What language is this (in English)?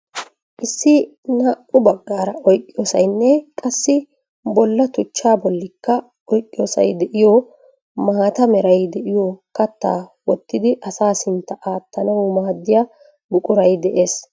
Wolaytta